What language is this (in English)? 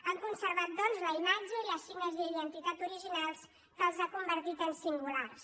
Catalan